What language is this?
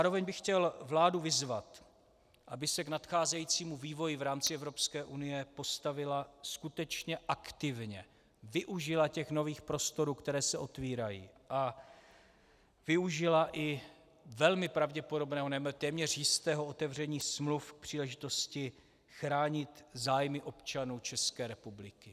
Czech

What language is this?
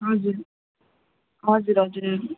Nepali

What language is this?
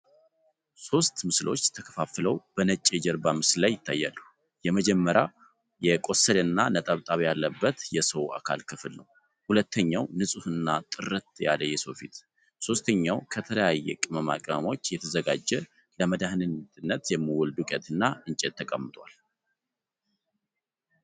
Amharic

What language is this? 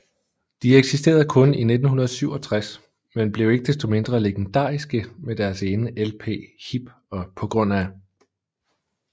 Danish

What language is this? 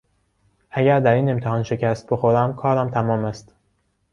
Persian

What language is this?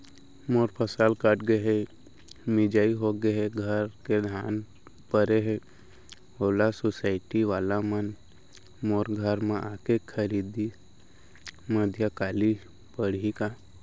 Chhattisgarhi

